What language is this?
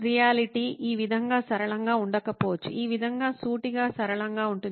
Telugu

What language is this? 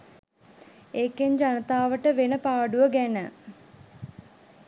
Sinhala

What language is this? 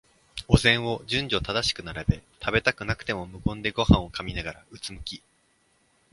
Japanese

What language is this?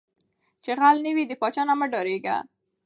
Pashto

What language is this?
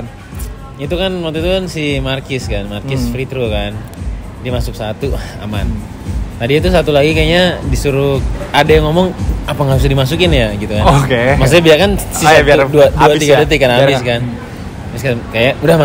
Indonesian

